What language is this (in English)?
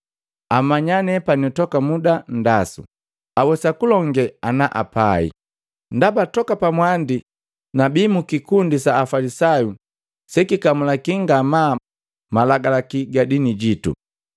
Matengo